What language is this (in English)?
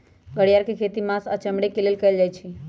Magahi